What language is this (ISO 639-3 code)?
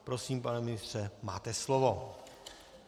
ces